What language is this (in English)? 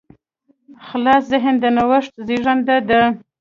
Pashto